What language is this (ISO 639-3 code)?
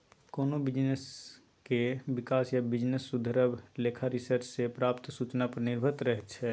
mai